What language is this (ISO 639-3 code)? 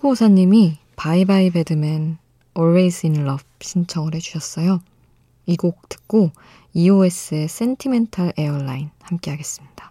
kor